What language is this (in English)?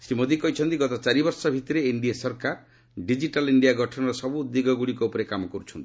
Odia